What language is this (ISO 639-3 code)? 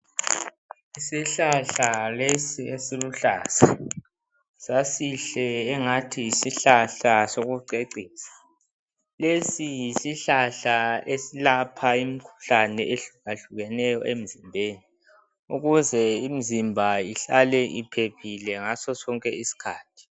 nde